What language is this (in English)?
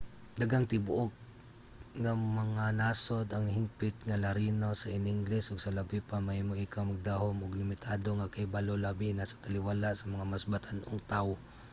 Cebuano